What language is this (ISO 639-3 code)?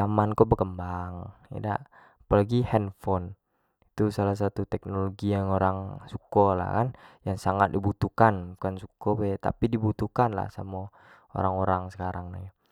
jax